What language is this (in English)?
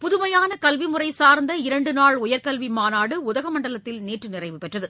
Tamil